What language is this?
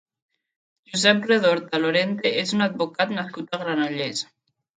Catalan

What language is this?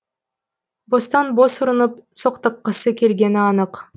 Kazakh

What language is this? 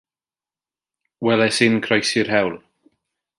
Welsh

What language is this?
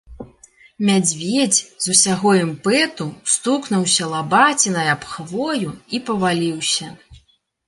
Belarusian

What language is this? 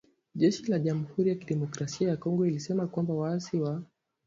Swahili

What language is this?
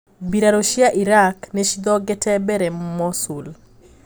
Kikuyu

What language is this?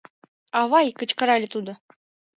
Mari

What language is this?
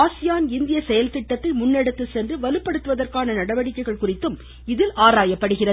Tamil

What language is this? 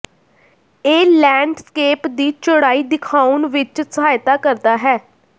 Punjabi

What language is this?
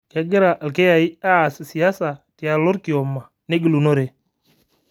Masai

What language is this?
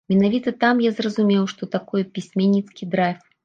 Belarusian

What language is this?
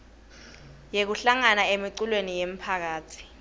Swati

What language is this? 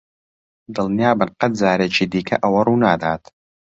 Central Kurdish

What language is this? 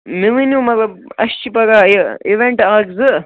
Kashmiri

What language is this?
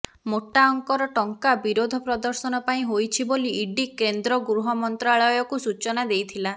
Odia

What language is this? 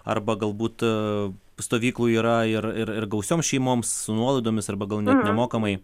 Lithuanian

